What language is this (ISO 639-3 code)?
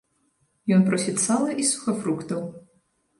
bel